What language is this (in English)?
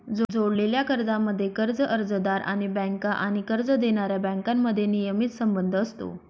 Marathi